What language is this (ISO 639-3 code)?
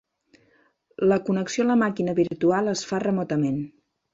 cat